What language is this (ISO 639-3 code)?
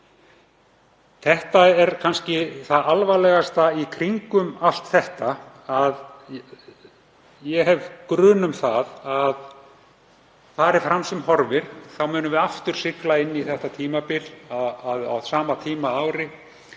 isl